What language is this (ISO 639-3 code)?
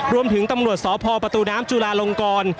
tha